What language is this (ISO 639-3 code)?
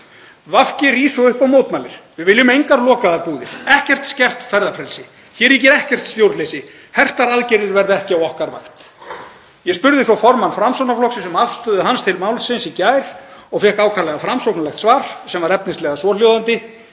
isl